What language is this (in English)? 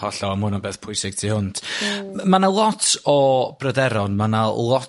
Welsh